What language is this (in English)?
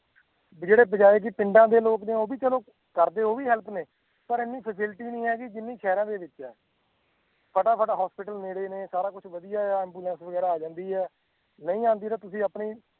Punjabi